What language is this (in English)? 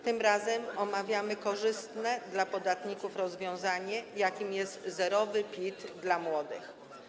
Polish